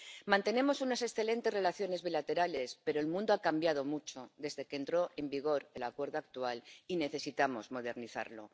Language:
Spanish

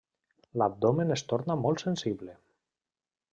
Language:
Catalan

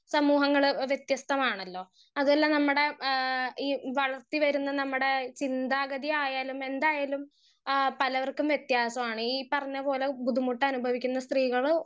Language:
Malayalam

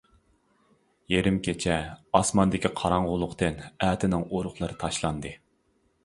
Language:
Uyghur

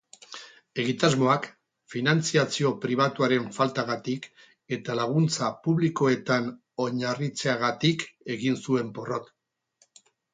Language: Basque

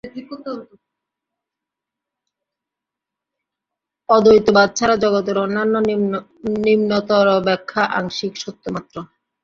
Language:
Bangla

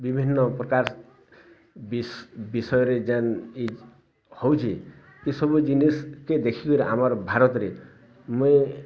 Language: Odia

